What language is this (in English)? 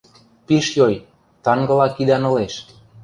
Western Mari